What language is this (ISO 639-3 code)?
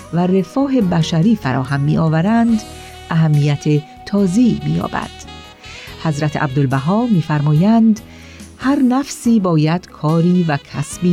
fas